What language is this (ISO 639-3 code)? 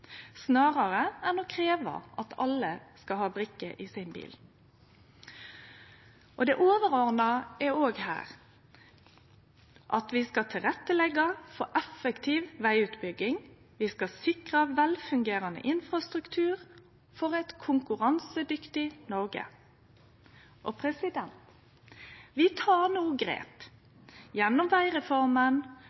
nno